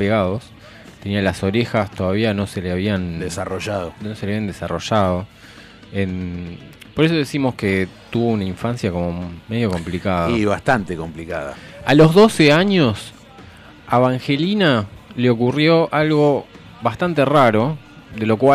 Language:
Spanish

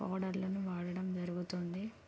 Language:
Telugu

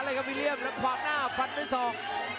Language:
Thai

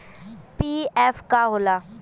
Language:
Bhojpuri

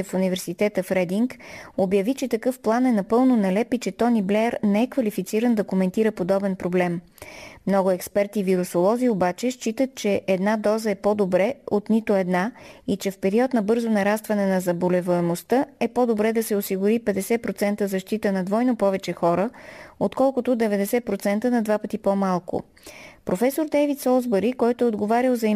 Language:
Bulgarian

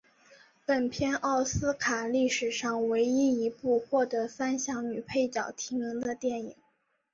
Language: Chinese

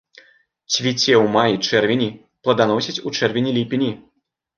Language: Belarusian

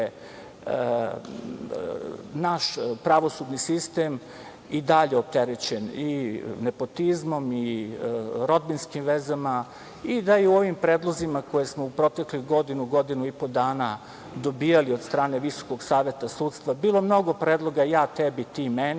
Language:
Serbian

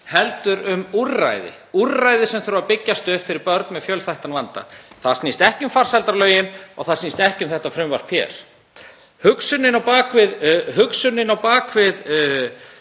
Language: Icelandic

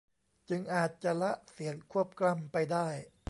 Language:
Thai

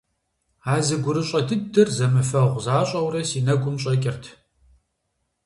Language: Kabardian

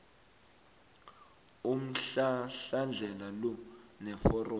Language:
South Ndebele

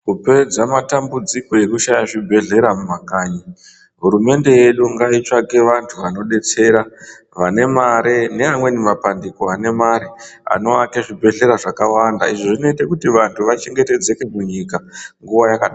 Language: Ndau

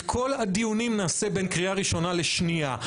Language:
Hebrew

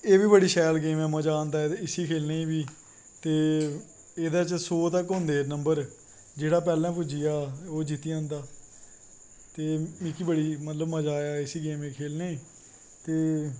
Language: Dogri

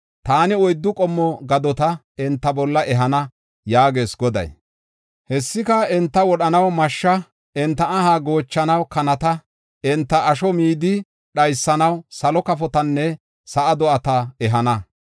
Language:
Gofa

